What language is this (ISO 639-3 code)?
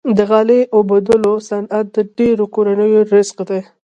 pus